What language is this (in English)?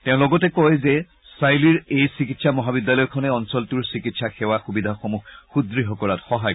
Assamese